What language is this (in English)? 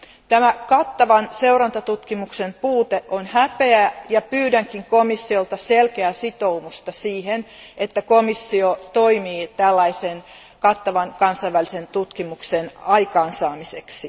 Finnish